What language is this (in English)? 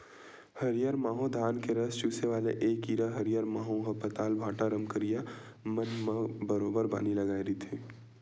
Chhattisgarhi